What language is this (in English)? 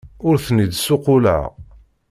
Kabyle